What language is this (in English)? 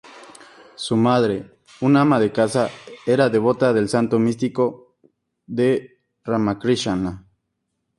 Spanish